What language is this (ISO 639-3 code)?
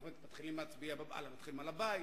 heb